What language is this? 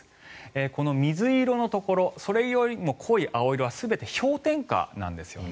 Japanese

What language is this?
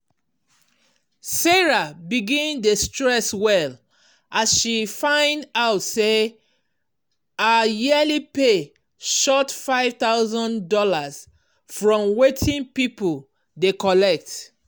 Nigerian Pidgin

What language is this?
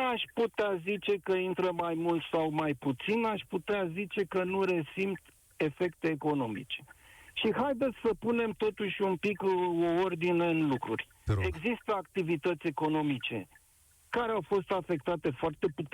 Romanian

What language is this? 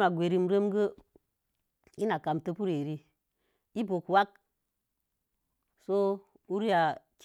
Mom Jango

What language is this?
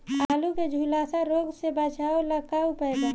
Bhojpuri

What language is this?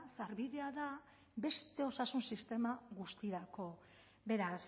Basque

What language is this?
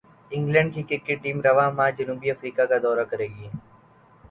Urdu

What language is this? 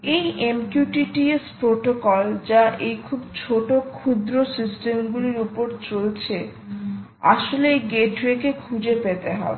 Bangla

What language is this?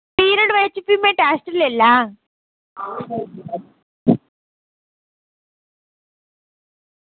Dogri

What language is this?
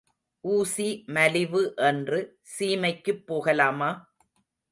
Tamil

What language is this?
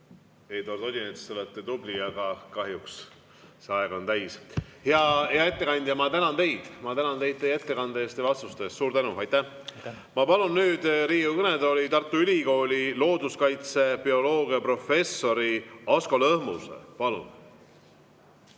Estonian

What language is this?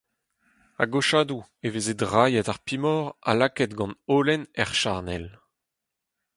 Breton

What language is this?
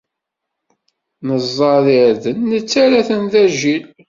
Kabyle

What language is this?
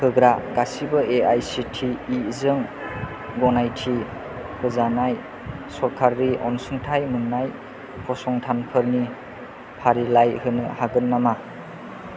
Bodo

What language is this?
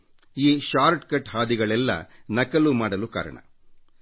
Kannada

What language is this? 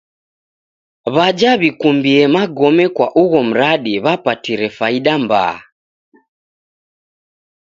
Taita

